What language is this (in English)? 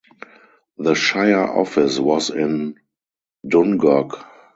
English